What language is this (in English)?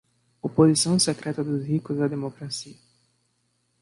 Portuguese